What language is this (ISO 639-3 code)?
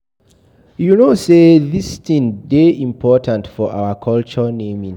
pcm